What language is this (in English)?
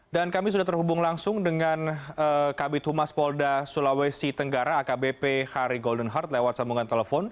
Indonesian